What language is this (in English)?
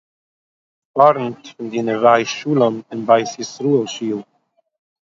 Yiddish